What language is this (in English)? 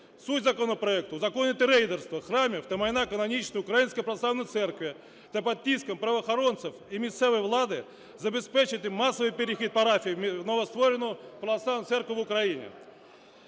Ukrainian